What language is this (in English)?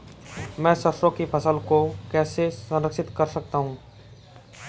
Hindi